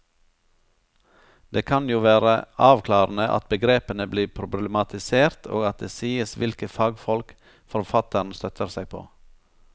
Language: Norwegian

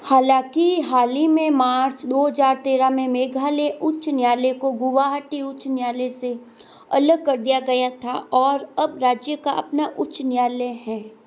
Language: Hindi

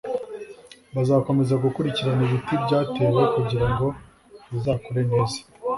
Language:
Kinyarwanda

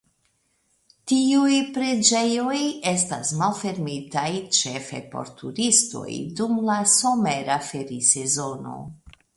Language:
Esperanto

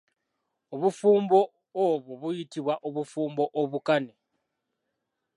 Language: Ganda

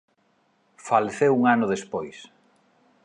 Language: Galician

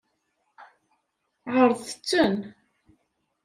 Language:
Kabyle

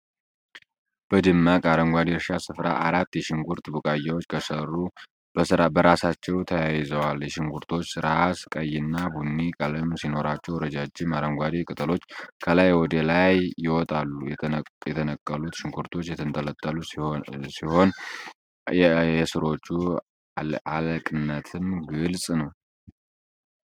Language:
Amharic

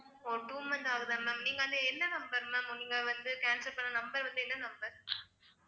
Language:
Tamil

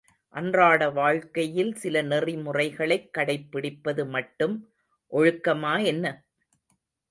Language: Tamil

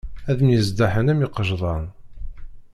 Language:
Kabyle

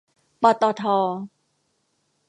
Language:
Thai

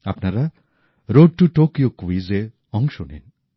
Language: Bangla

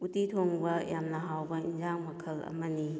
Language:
Manipuri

